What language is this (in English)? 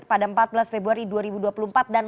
Indonesian